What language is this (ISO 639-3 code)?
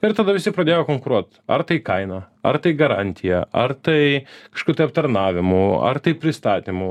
lit